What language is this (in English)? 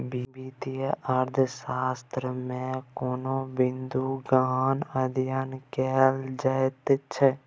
Maithili